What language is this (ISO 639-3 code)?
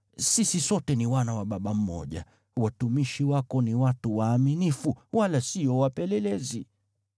swa